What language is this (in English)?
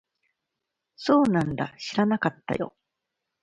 Japanese